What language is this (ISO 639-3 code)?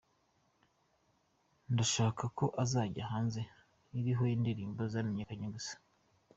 kin